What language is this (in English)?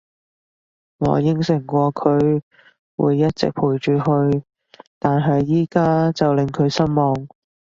Cantonese